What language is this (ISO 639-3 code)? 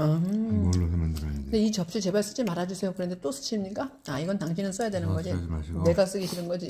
kor